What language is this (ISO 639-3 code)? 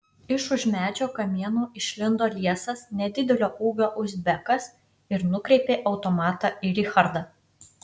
lit